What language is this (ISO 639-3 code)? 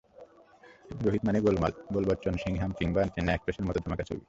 ben